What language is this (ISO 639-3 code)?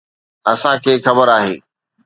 snd